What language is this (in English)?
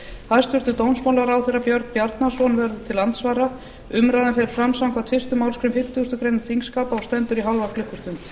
Icelandic